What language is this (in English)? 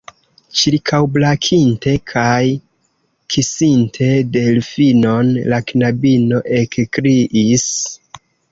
Esperanto